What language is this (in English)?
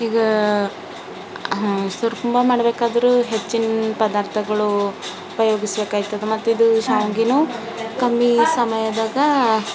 Kannada